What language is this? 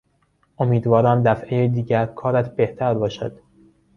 Persian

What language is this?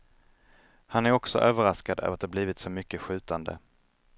Swedish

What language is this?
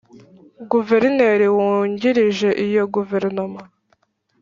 Kinyarwanda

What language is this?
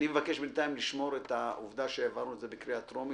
Hebrew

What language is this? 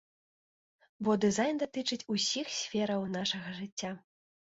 Belarusian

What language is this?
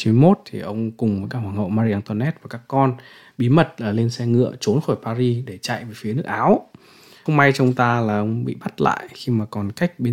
Vietnamese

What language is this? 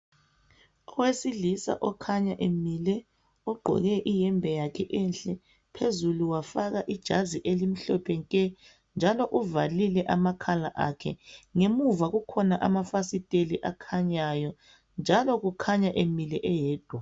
North Ndebele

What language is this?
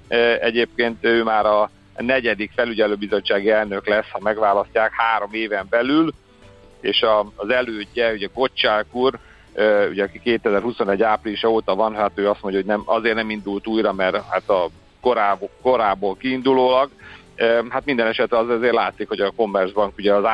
Hungarian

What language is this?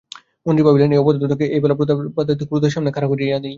Bangla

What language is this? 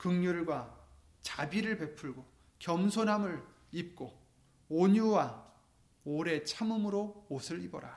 Korean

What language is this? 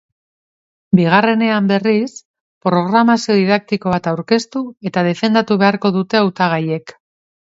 Basque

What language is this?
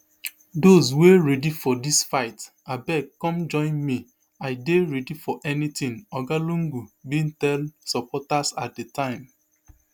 Nigerian Pidgin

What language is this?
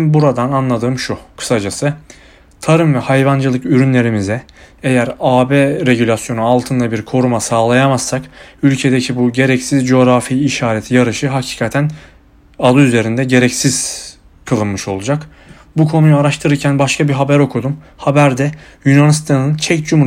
Turkish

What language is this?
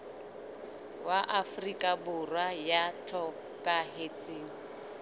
Southern Sotho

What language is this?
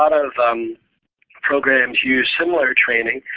English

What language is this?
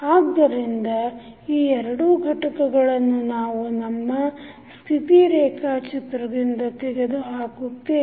Kannada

